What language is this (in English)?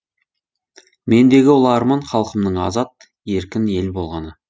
Kazakh